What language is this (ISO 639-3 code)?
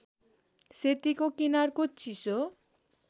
nep